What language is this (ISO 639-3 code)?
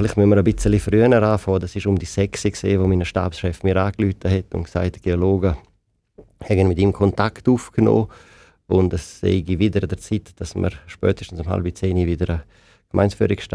deu